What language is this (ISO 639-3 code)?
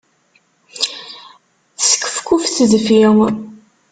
kab